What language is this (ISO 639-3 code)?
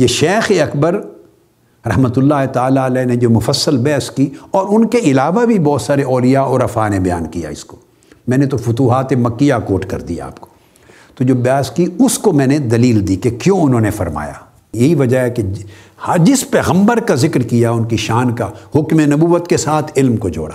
urd